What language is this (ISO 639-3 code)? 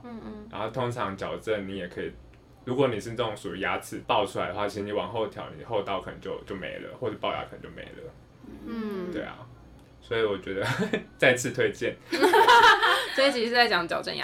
zho